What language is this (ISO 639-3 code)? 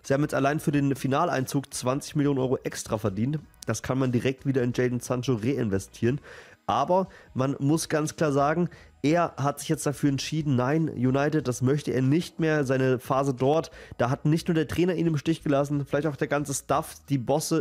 deu